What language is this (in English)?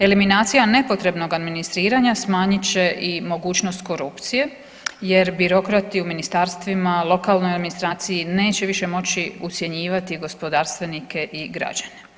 Croatian